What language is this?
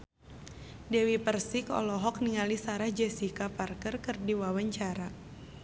Sundanese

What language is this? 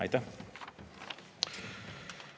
Estonian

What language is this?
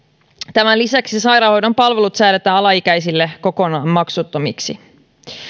Finnish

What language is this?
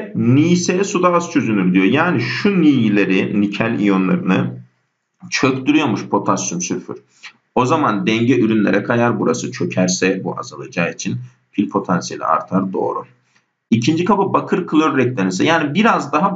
Turkish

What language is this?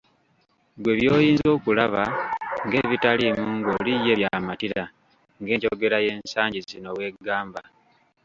Ganda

